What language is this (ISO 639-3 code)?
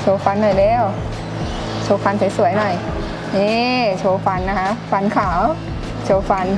tha